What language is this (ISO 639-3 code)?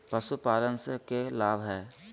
mag